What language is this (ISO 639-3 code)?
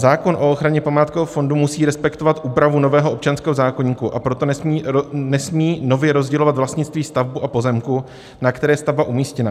ces